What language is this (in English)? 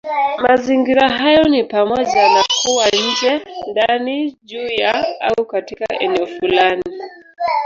Swahili